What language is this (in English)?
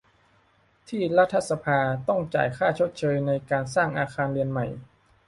Thai